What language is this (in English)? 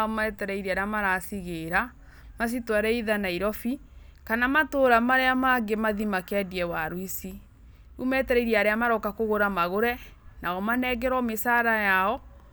Kikuyu